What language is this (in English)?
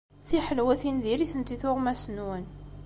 Kabyle